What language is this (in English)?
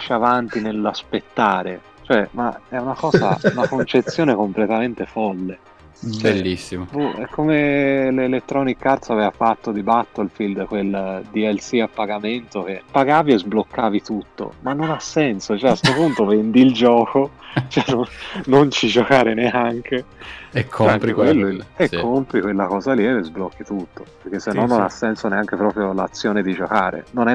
Italian